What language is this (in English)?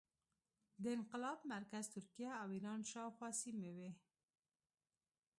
Pashto